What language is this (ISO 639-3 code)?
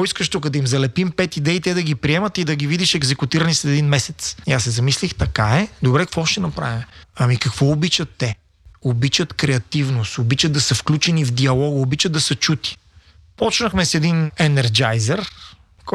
bul